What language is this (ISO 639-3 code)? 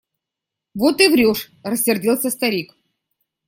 rus